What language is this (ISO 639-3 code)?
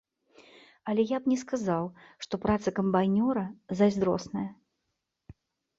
bel